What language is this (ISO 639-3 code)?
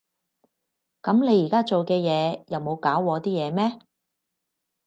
yue